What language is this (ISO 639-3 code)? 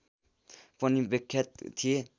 nep